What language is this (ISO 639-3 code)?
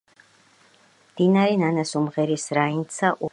kat